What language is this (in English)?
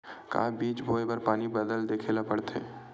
Chhattisgarhi